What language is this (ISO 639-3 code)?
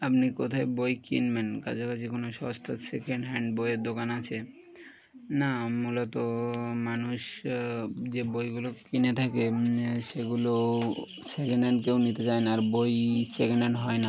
ben